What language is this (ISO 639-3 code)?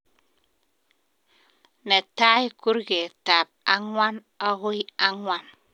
kln